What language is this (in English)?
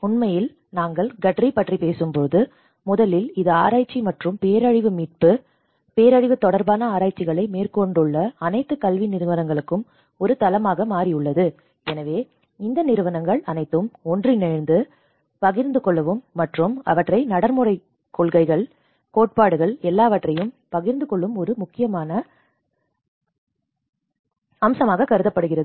Tamil